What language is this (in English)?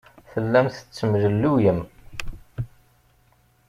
Kabyle